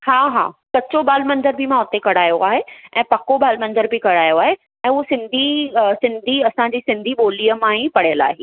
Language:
Sindhi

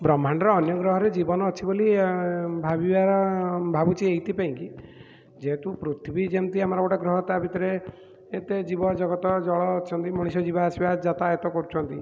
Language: Odia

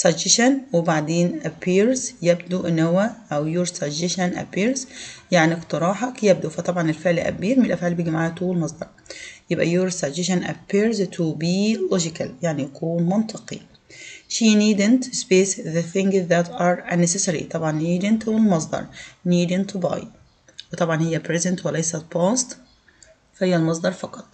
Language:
Arabic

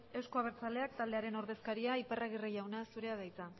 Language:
Basque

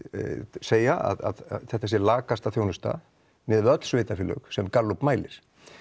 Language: Icelandic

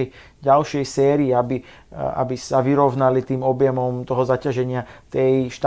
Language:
Slovak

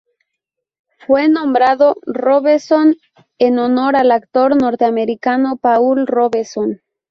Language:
Spanish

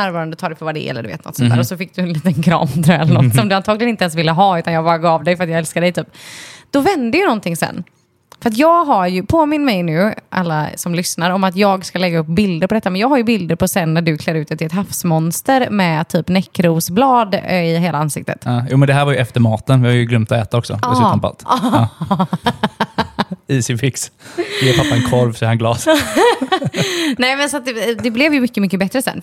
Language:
Swedish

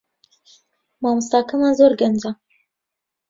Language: Central Kurdish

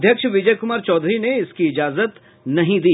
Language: Hindi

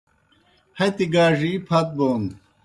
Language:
Kohistani Shina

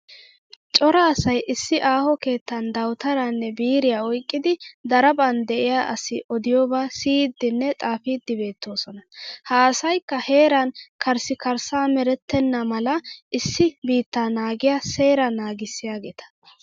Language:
Wolaytta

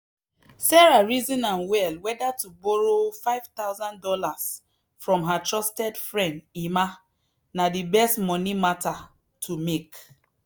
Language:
Nigerian Pidgin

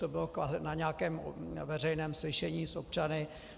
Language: Czech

